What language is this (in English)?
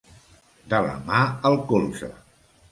Catalan